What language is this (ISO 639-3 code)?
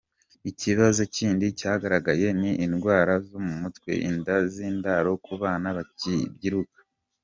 kin